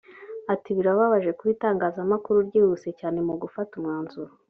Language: Kinyarwanda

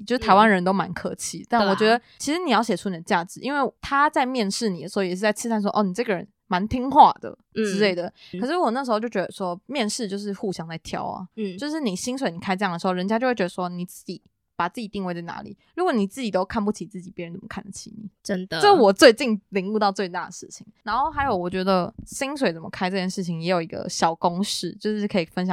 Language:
Chinese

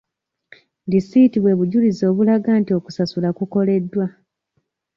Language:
Ganda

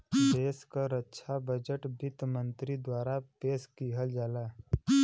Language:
Bhojpuri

